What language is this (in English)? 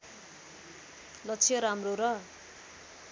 Nepali